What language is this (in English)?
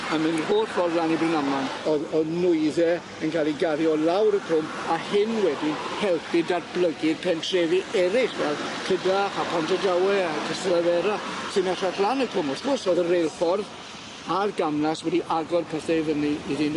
Welsh